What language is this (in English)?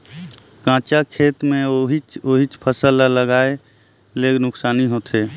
Chhattisgarhi